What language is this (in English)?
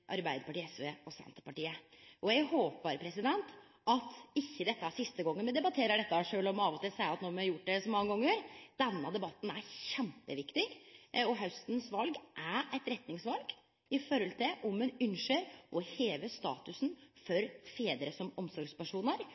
Norwegian Nynorsk